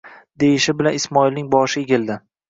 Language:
Uzbek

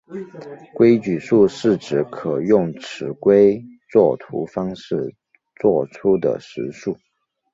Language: Chinese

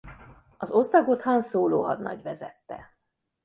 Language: Hungarian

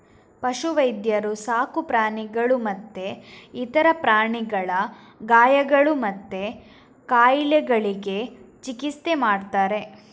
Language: Kannada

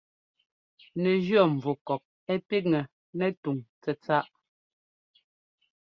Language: Ngomba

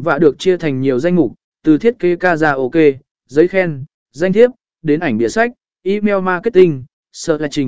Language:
Vietnamese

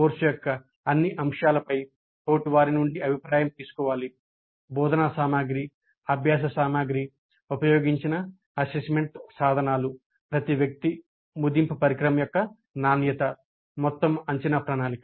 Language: Telugu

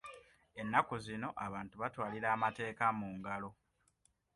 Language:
Ganda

